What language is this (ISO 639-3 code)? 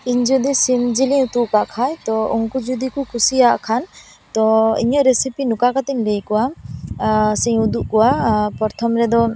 sat